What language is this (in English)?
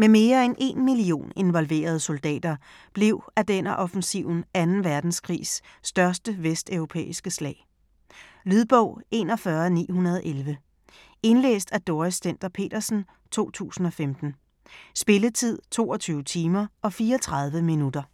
Danish